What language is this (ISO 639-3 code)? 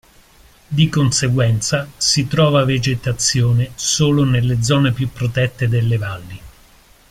ita